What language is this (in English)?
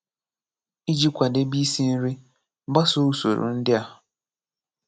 Igbo